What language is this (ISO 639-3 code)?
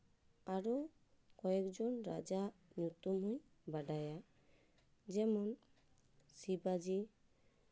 sat